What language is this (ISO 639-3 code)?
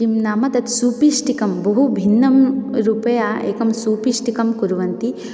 san